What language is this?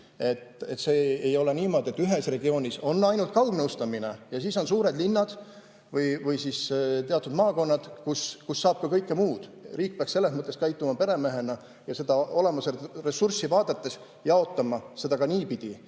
Estonian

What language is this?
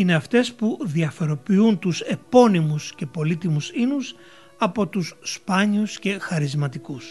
Greek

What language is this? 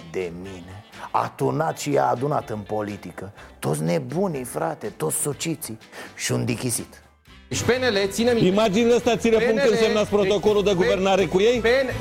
Romanian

